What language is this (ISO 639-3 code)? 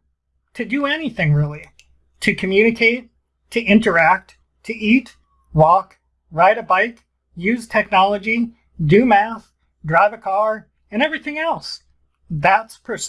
eng